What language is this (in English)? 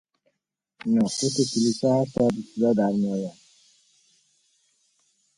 Persian